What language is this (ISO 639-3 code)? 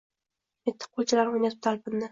uzb